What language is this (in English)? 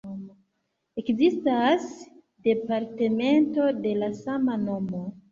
Esperanto